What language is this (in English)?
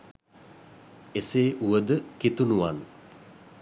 Sinhala